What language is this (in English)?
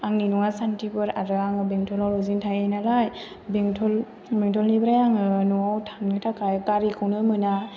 Bodo